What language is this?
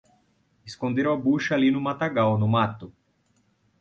Portuguese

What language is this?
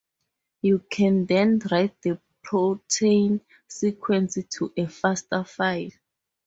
English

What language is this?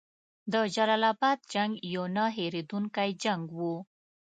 Pashto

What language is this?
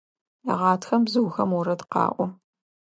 Adyghe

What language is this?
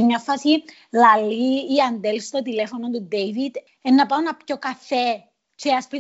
Greek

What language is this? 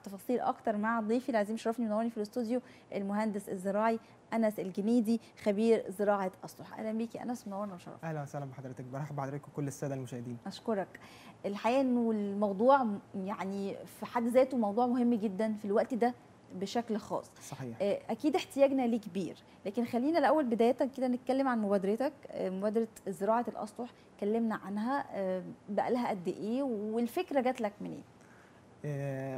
Arabic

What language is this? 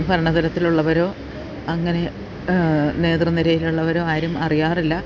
Malayalam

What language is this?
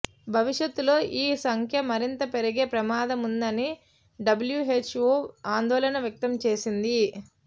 Telugu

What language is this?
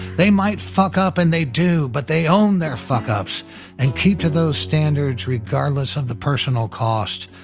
English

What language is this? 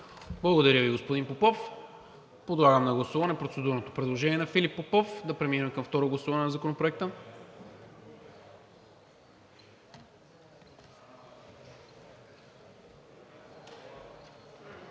Bulgarian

